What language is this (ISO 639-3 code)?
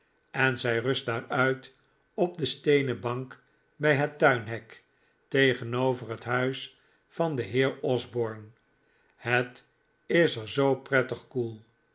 nld